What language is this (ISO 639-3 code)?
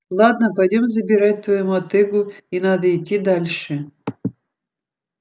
rus